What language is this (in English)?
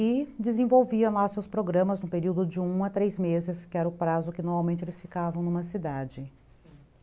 Portuguese